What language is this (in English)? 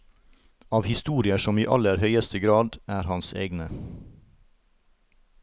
Norwegian